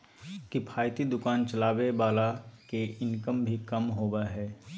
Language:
Magahi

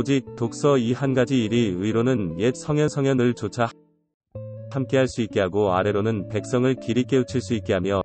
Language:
Korean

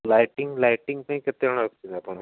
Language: Odia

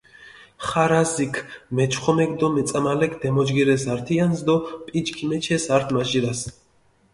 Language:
Mingrelian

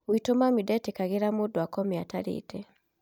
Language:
Kikuyu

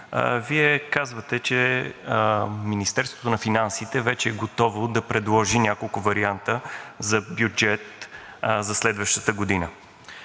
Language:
Bulgarian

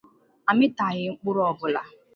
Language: Igbo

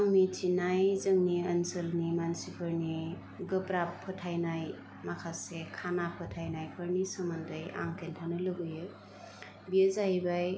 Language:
Bodo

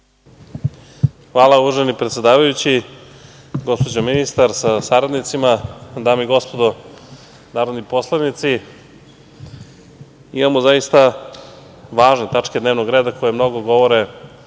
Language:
Serbian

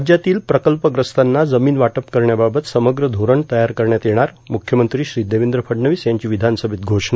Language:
Marathi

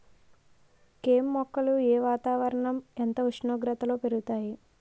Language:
Telugu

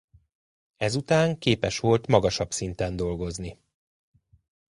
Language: Hungarian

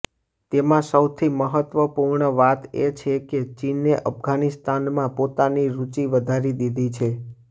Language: Gujarati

